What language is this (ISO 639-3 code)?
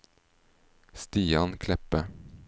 nor